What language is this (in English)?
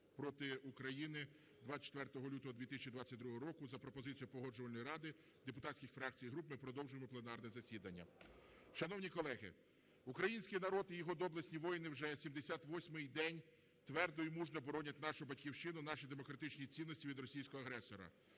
Ukrainian